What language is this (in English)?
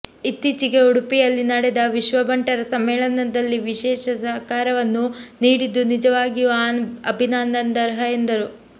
Kannada